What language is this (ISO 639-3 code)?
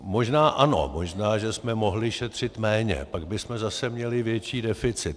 ces